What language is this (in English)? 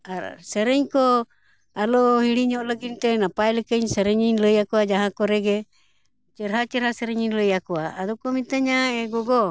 Santali